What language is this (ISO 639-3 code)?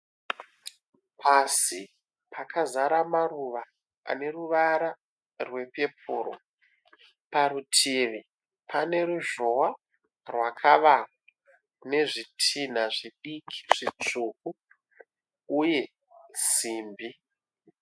sna